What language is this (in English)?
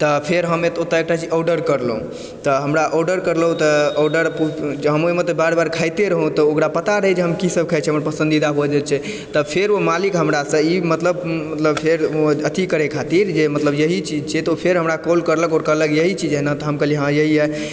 Maithili